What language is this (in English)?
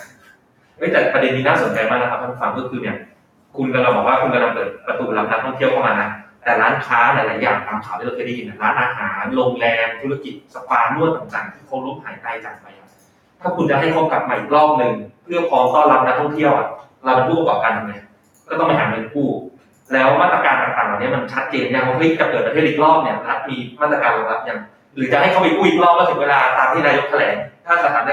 Thai